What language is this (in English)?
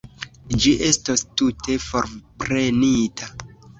Esperanto